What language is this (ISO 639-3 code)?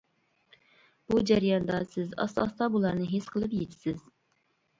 uig